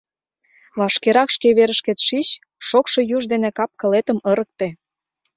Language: Mari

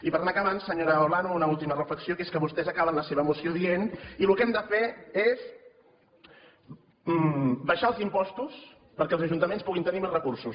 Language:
Catalan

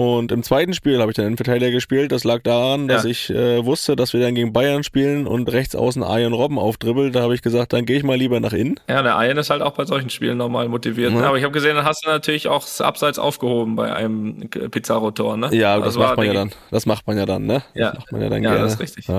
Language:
German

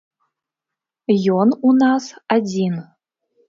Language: Belarusian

